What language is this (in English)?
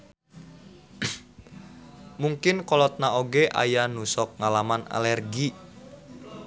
Sundanese